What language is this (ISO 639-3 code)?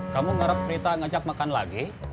ind